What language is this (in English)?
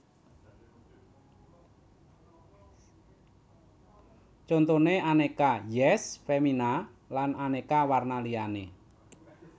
Javanese